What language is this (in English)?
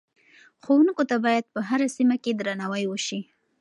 Pashto